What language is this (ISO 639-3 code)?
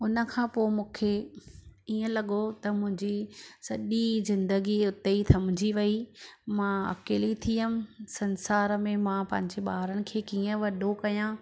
snd